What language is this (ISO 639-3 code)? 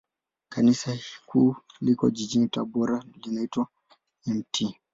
swa